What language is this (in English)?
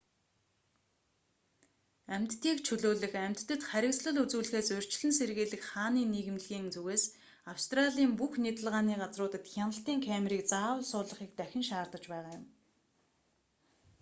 Mongolian